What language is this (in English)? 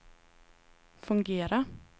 Swedish